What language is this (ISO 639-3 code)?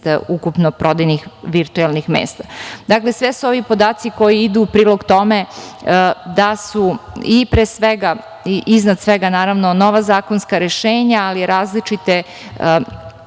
srp